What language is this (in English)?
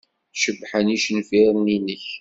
Kabyle